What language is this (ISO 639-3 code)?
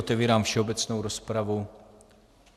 ces